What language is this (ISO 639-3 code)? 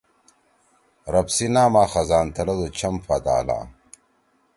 trw